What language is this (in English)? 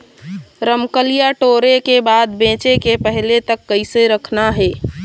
Chhattisgarhi